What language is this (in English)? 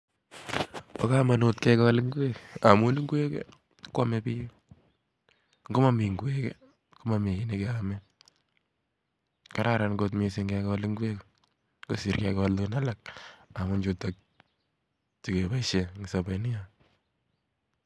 Kalenjin